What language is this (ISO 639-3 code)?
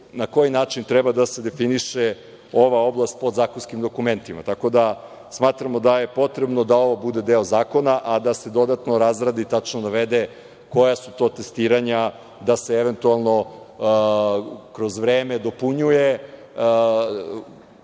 srp